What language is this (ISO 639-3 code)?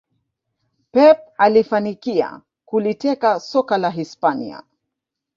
swa